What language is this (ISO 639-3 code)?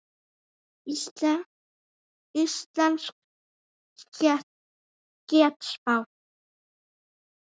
isl